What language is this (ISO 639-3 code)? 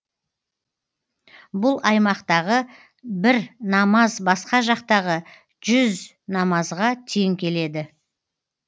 kaz